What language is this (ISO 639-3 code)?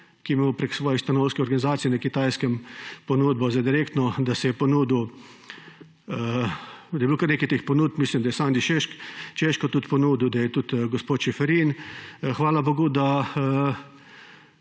slv